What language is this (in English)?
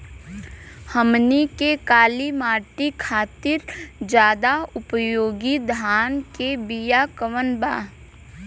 Bhojpuri